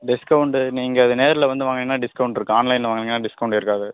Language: Tamil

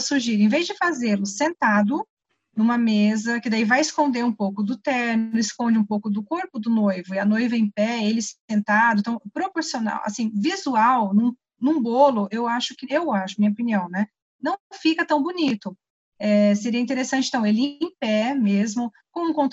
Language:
Portuguese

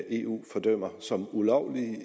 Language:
Danish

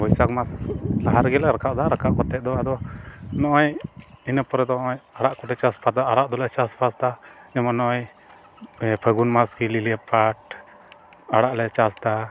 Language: Santali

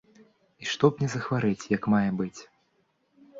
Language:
Belarusian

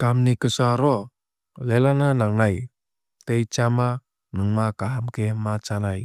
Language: Kok Borok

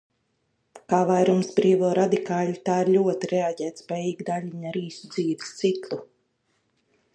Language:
Latvian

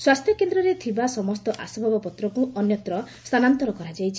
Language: Odia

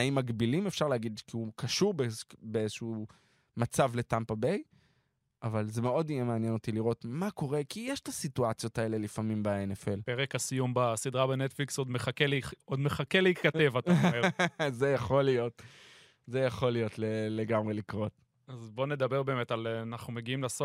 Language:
Hebrew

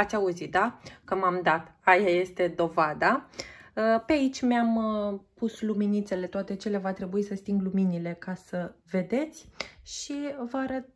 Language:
Romanian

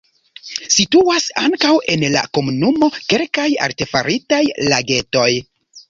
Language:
Esperanto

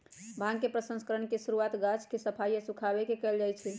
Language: Magahi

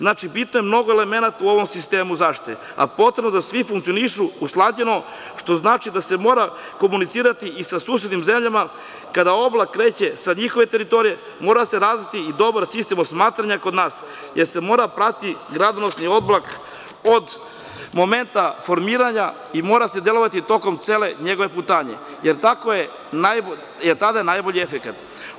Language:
Serbian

